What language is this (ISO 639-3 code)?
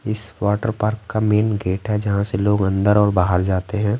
hin